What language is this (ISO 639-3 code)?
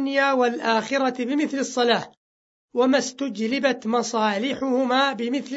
ara